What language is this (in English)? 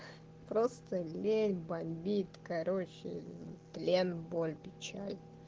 Russian